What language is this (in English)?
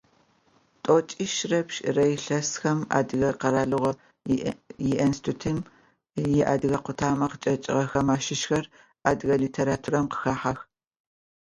Adyghe